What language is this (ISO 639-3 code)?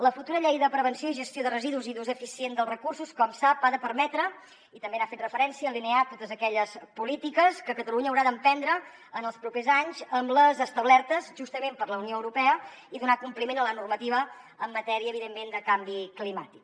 cat